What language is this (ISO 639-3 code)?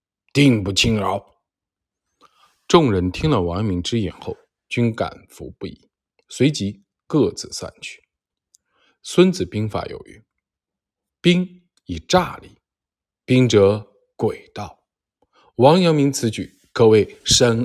zho